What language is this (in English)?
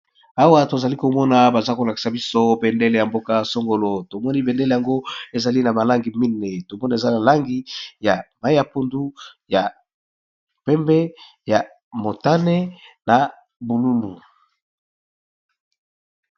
Lingala